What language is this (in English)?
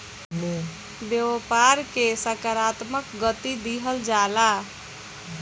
Bhojpuri